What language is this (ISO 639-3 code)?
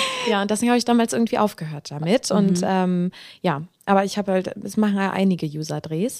deu